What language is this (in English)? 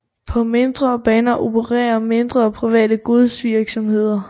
Danish